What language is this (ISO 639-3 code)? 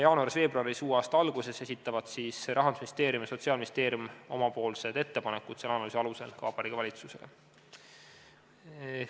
est